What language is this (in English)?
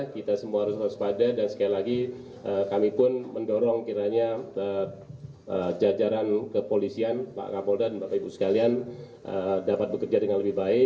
Indonesian